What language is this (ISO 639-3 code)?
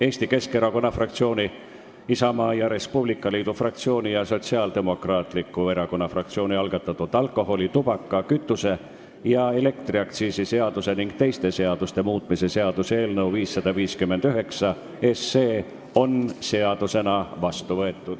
est